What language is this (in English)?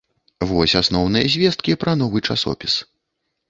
Belarusian